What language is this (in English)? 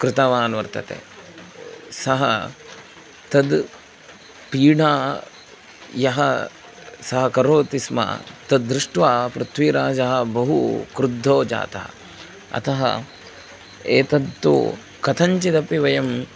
Sanskrit